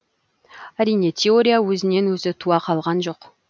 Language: Kazakh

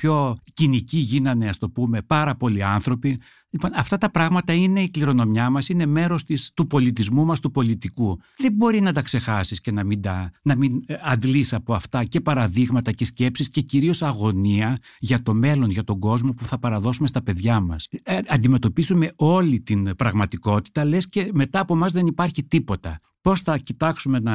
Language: Greek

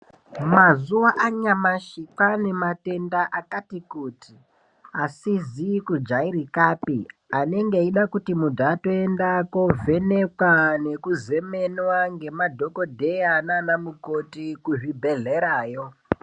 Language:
Ndau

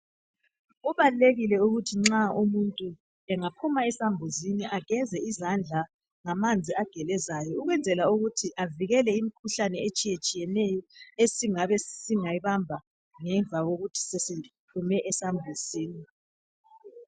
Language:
North Ndebele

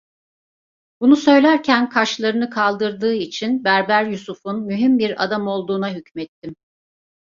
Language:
Turkish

